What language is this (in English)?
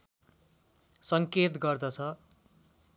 Nepali